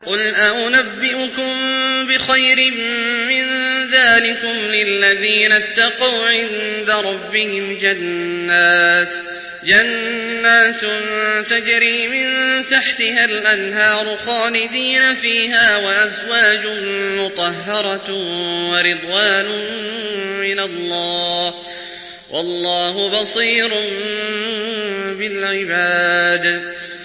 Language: Arabic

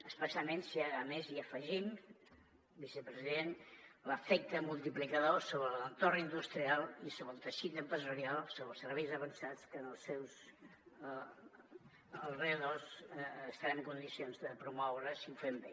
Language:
Catalan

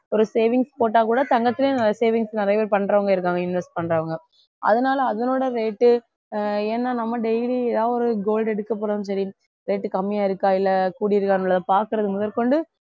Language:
Tamil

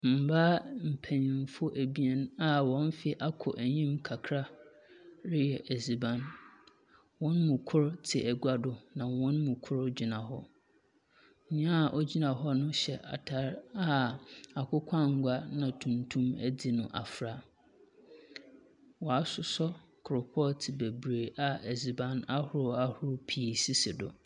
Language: Akan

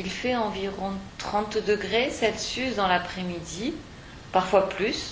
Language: French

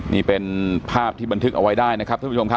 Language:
Thai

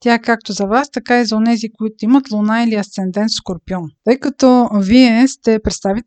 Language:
Bulgarian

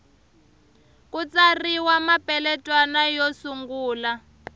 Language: Tsonga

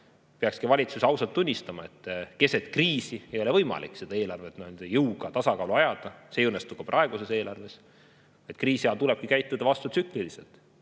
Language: Estonian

